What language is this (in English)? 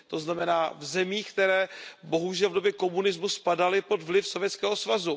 Czech